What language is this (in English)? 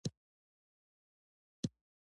Pashto